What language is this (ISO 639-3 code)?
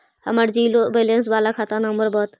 mag